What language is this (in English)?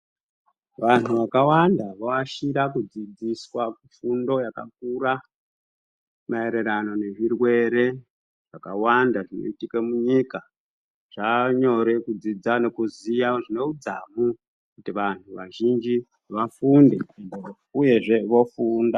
Ndau